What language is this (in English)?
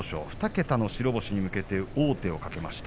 Japanese